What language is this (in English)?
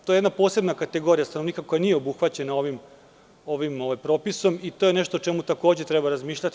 Serbian